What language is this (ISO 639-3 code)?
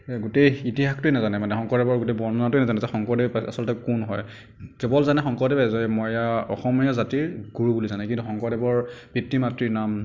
asm